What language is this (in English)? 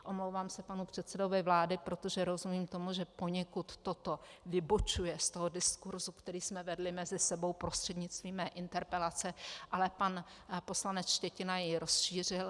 Czech